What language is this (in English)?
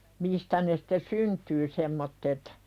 Finnish